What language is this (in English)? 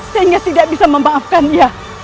Indonesian